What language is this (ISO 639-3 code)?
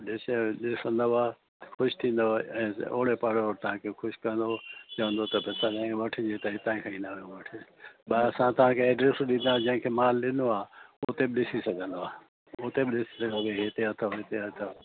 snd